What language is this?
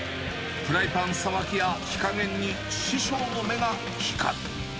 Japanese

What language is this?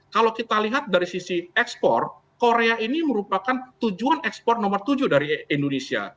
Indonesian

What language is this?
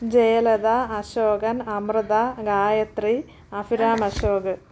Malayalam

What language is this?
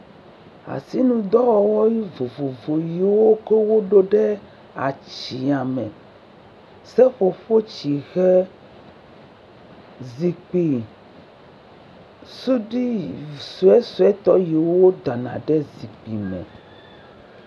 Ewe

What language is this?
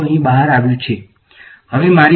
Gujarati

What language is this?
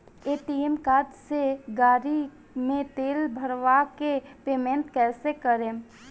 Bhojpuri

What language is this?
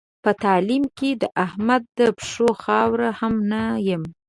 Pashto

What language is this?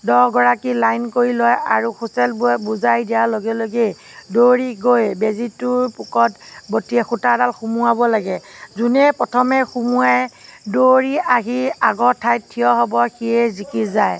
Assamese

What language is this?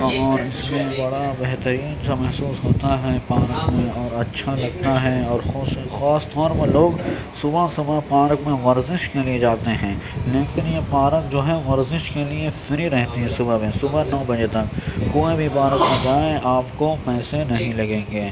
Urdu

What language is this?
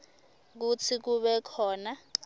Swati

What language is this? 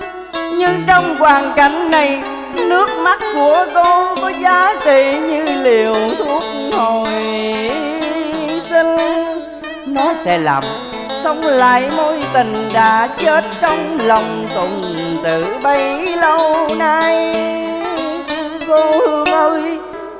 Vietnamese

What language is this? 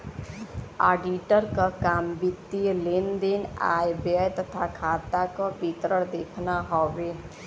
Bhojpuri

